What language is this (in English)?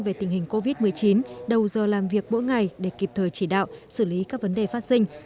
Vietnamese